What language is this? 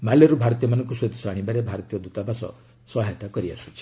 Odia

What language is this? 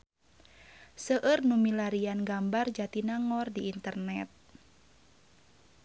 Sundanese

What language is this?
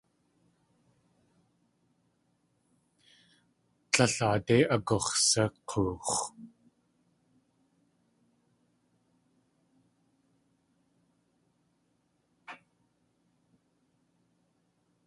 Tlingit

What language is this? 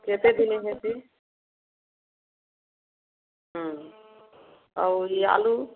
Odia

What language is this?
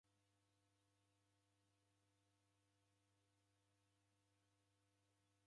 Taita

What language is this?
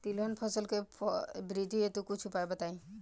Bhojpuri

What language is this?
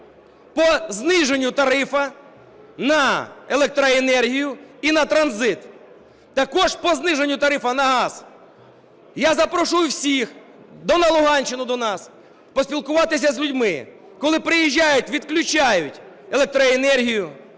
Ukrainian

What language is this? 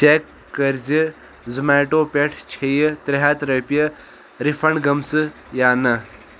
Kashmiri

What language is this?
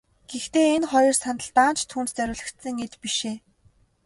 Mongolian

